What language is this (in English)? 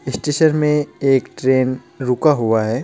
Hindi